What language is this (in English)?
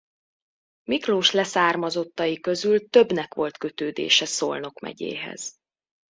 Hungarian